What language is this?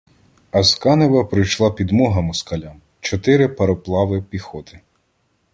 Ukrainian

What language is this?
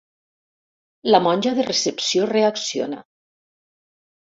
Catalan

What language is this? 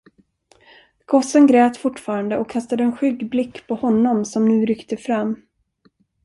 Swedish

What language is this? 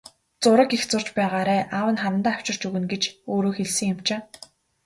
Mongolian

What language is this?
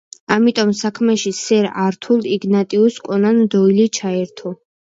Georgian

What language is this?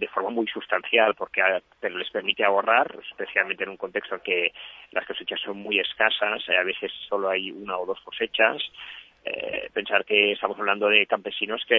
Spanish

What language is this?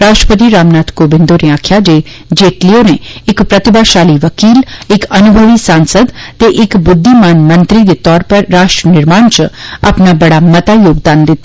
Dogri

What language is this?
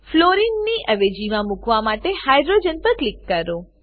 Gujarati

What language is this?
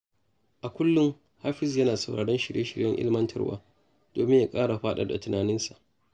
Hausa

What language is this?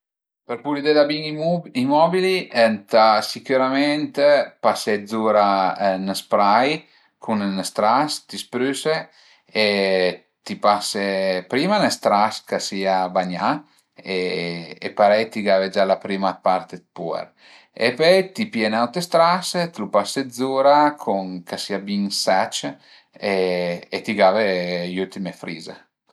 Piedmontese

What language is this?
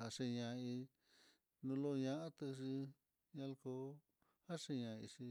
Mitlatongo Mixtec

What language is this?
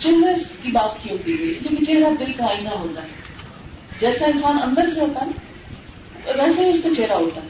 Urdu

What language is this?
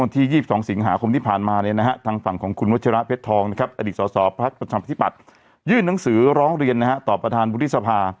Thai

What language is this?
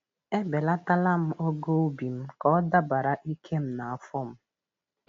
Igbo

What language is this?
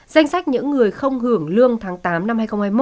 Vietnamese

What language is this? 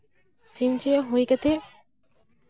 Santali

